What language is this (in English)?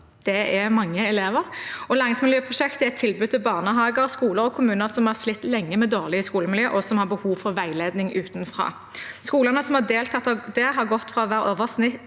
Norwegian